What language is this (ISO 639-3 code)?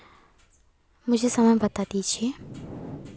hin